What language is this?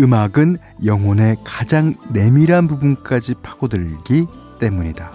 Korean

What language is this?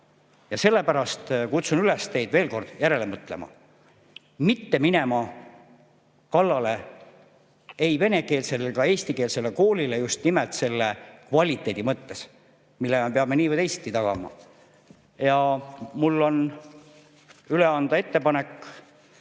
Estonian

